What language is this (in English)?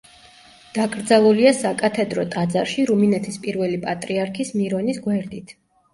Georgian